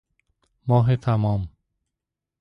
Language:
Persian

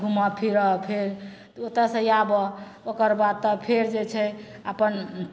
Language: Maithili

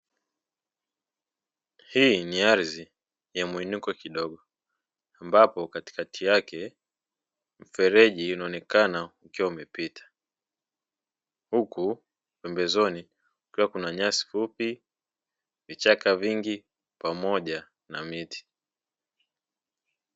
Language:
Swahili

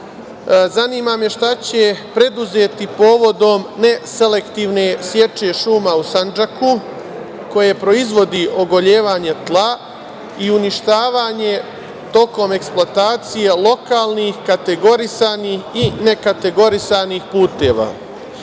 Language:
Serbian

